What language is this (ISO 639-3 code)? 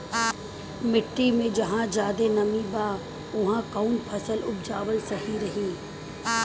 bho